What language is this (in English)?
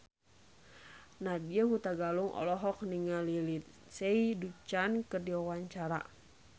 Sundanese